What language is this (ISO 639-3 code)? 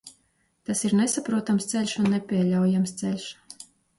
lav